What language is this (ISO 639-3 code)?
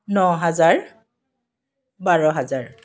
asm